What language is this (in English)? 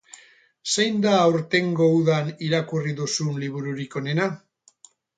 Basque